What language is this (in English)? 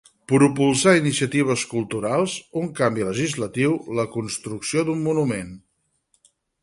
Catalan